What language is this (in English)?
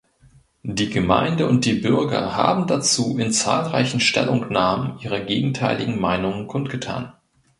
German